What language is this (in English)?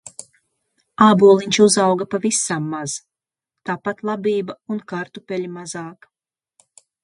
Latvian